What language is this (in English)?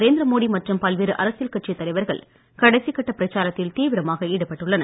Tamil